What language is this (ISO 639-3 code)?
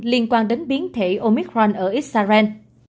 vie